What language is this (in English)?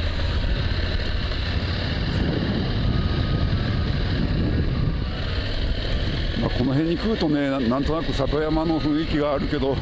Japanese